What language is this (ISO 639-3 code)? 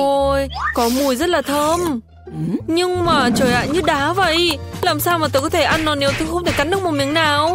vie